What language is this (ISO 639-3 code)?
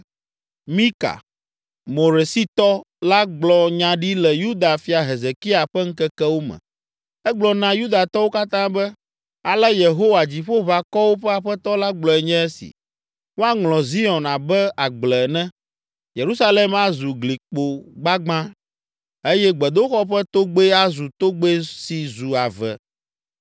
ewe